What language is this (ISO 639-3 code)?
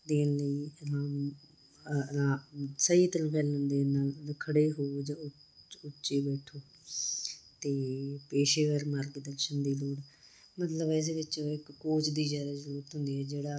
pan